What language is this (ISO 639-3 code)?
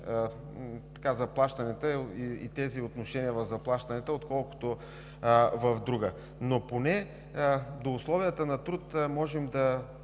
bul